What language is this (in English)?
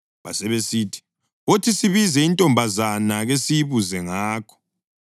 North Ndebele